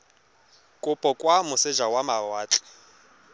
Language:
Tswana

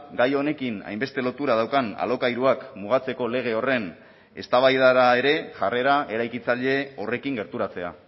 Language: Basque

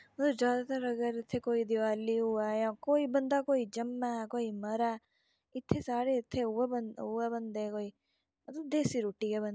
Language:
Dogri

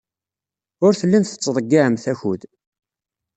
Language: Kabyle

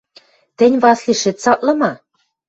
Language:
Western Mari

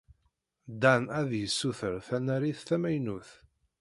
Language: Kabyle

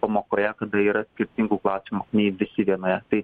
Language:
Lithuanian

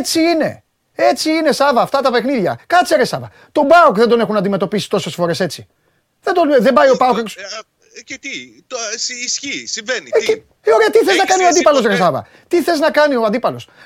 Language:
Greek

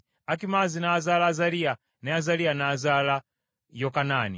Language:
Ganda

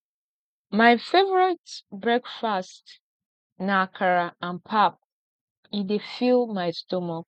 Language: Nigerian Pidgin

